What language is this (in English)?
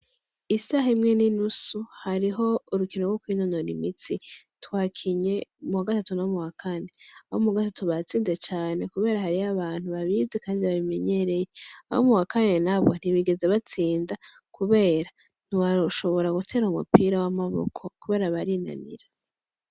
Rundi